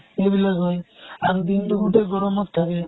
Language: Assamese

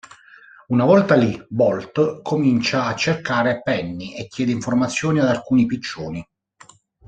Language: Italian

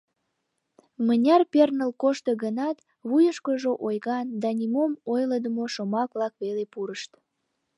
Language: Mari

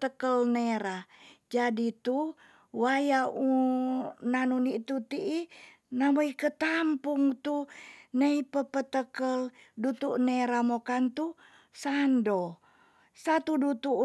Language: Tonsea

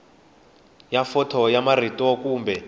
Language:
Tsonga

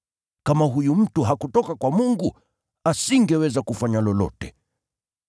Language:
Swahili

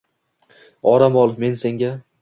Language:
Uzbek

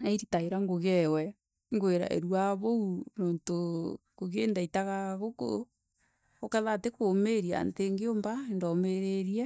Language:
Meru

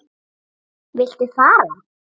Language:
Icelandic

